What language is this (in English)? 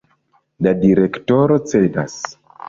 Esperanto